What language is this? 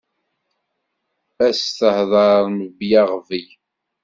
Kabyle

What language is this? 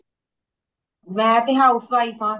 Punjabi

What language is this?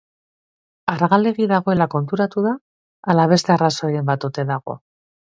Basque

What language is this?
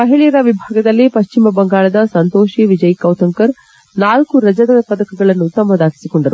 Kannada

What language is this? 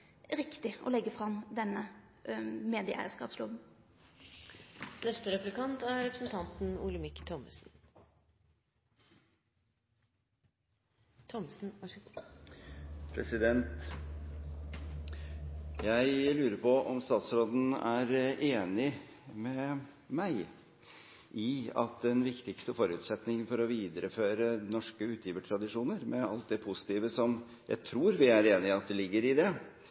Norwegian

